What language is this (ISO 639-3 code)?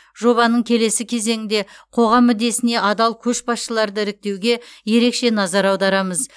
kaz